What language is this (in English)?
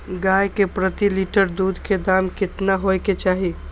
Maithili